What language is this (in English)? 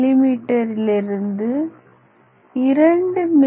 Tamil